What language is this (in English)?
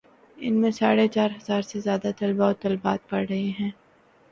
Urdu